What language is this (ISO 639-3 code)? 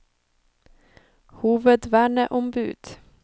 nor